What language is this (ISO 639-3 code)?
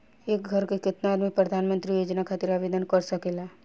bho